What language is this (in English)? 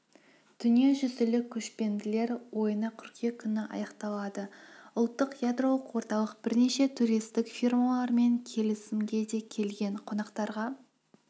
Kazakh